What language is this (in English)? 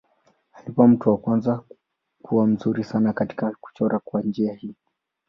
Swahili